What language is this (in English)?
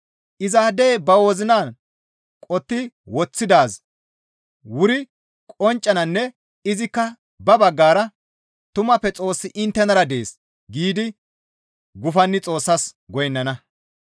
Gamo